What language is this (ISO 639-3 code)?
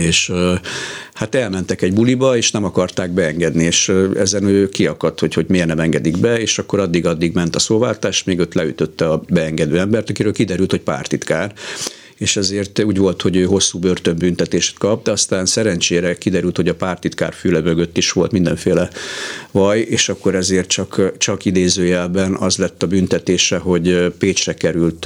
hun